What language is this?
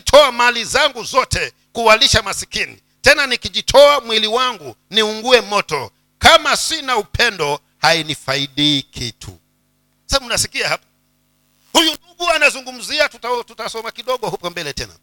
Swahili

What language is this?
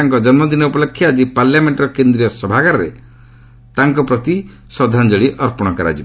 Odia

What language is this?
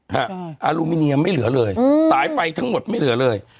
Thai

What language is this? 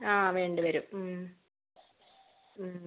Malayalam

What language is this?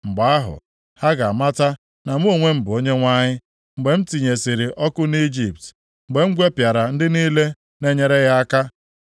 Igbo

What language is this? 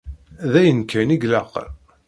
Kabyle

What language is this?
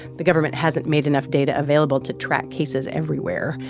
English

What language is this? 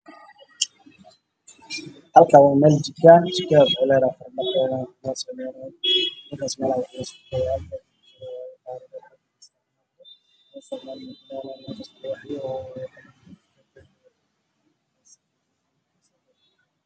Somali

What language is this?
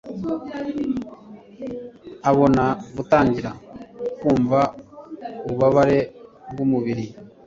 Kinyarwanda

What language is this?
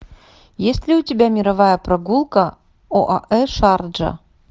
Russian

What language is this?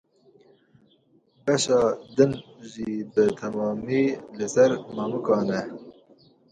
Kurdish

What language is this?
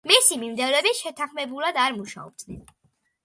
Georgian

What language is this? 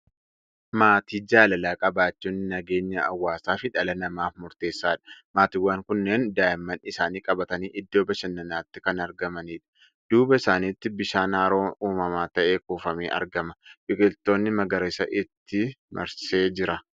Oromo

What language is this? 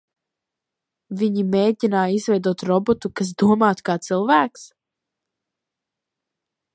Latvian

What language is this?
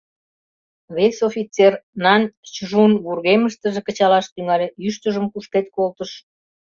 Mari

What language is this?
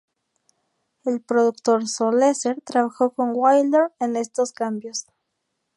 Spanish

